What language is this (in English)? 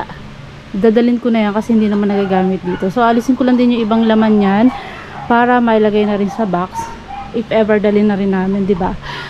Filipino